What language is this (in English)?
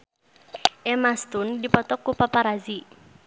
Sundanese